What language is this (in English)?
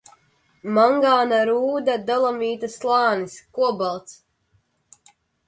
Latvian